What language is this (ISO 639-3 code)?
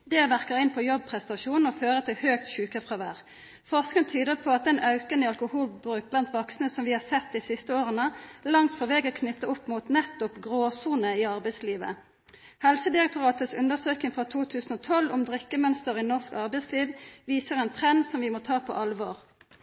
nno